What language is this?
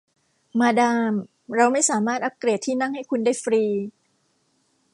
Thai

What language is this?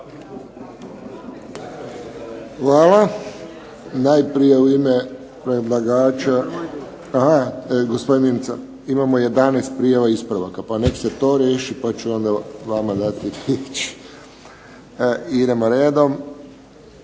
Croatian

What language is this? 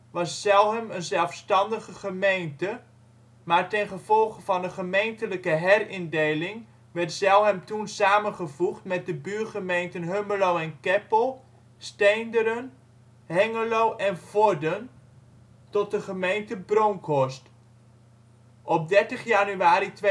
Dutch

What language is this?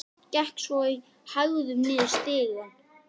Icelandic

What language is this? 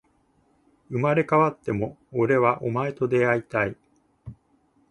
Japanese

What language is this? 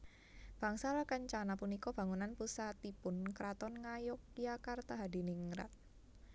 Javanese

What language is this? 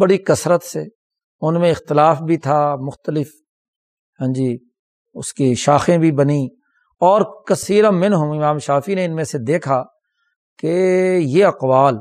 Urdu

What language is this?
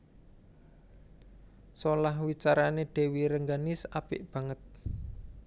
Javanese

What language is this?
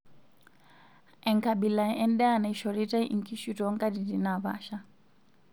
Masai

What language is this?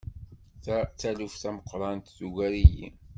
Kabyle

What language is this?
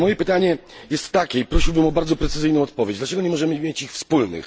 Polish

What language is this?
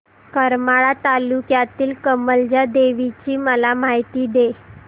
Marathi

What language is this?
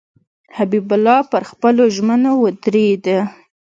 Pashto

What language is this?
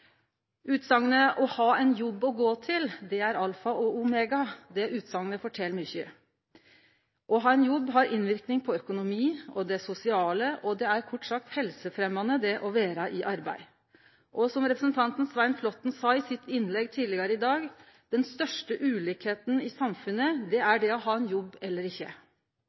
Norwegian Nynorsk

